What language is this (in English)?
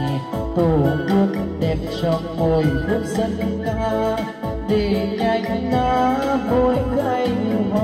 Vietnamese